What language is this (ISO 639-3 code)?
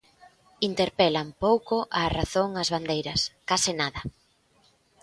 glg